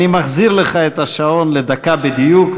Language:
Hebrew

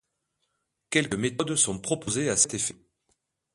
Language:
French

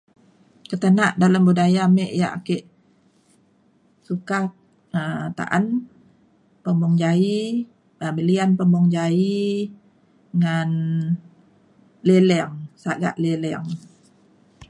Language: Mainstream Kenyah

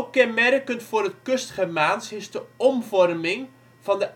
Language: Dutch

